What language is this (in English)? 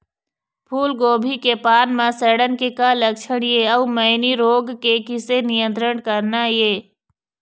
Chhattisgarhi